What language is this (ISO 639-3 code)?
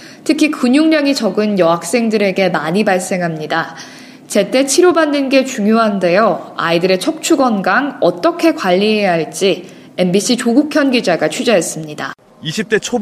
kor